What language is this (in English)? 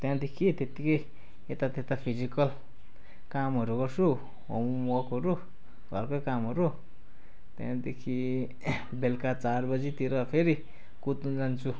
Nepali